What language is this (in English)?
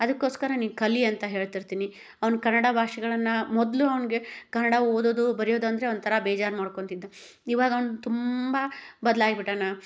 Kannada